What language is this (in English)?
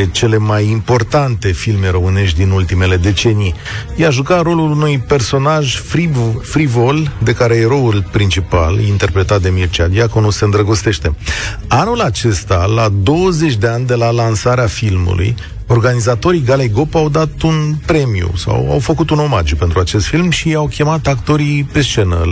Romanian